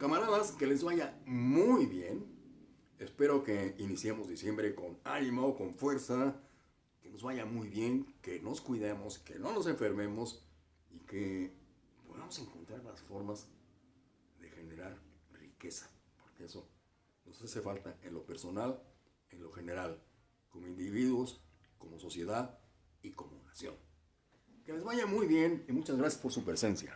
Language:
Spanish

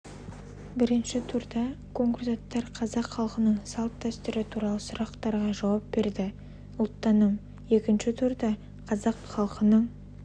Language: Kazakh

